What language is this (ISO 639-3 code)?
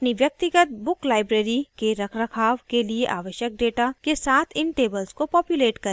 hin